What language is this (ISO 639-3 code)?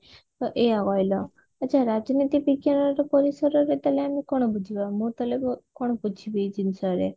ori